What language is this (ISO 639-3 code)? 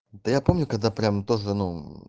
rus